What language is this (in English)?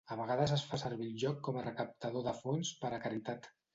Catalan